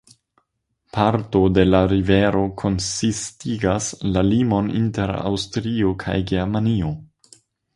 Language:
Esperanto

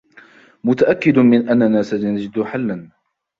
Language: Arabic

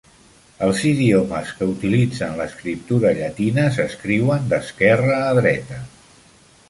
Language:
Catalan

